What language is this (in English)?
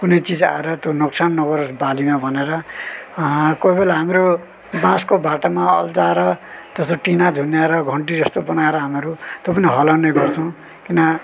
Nepali